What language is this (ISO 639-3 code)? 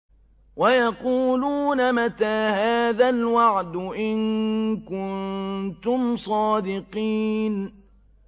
ara